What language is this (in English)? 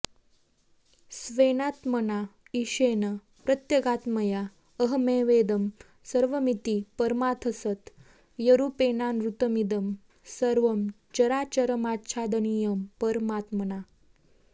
Sanskrit